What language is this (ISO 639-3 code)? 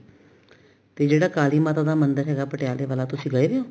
pan